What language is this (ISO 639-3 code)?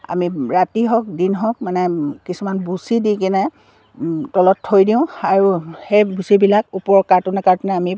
asm